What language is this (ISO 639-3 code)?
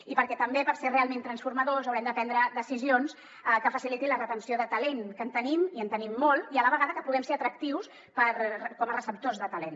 cat